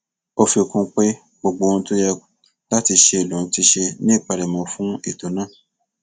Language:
Yoruba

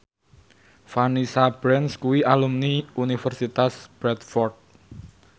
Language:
Javanese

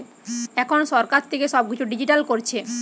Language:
Bangla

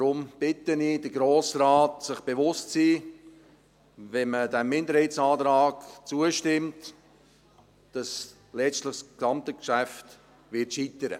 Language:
Swiss German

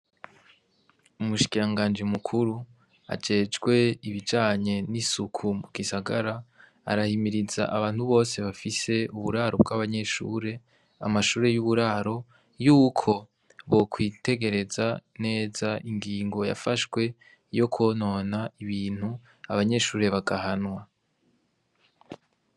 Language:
Rundi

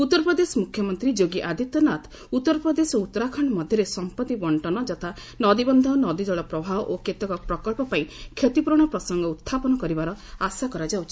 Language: Odia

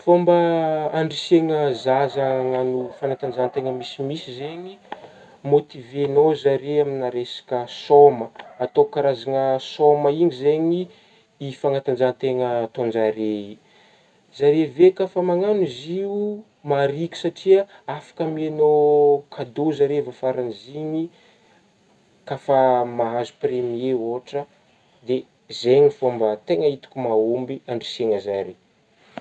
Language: Northern Betsimisaraka Malagasy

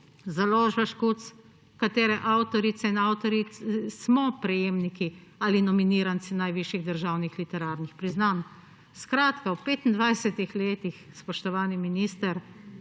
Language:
Slovenian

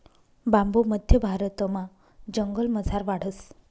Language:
Marathi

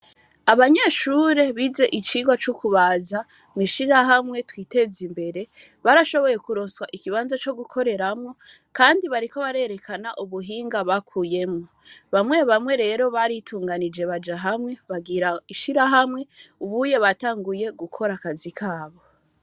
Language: Rundi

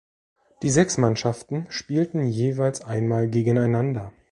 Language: German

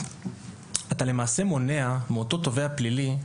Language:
Hebrew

